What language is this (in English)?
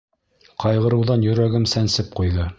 Bashkir